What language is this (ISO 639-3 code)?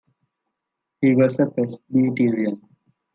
eng